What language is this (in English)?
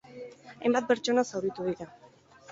Basque